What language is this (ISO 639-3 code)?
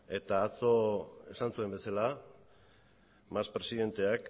eus